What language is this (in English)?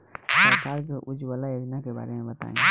Bhojpuri